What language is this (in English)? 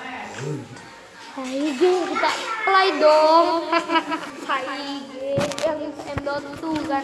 Indonesian